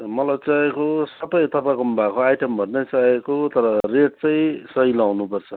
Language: Nepali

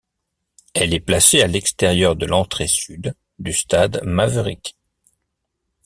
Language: French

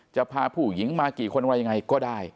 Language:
Thai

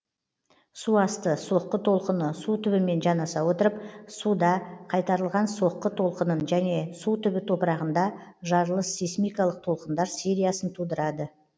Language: Kazakh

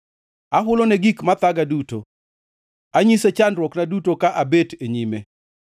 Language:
Luo (Kenya and Tanzania)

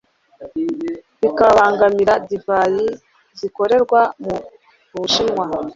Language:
Kinyarwanda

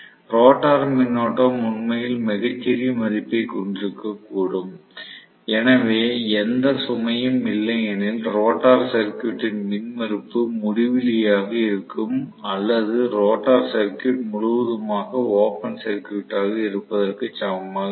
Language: Tamil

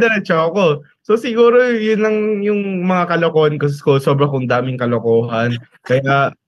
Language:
Filipino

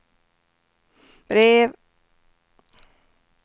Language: Swedish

